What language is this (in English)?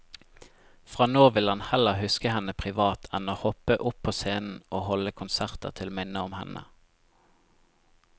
Norwegian